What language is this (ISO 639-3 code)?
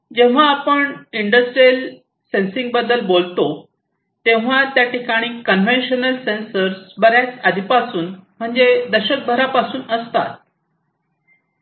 mar